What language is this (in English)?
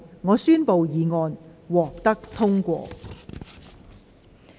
Cantonese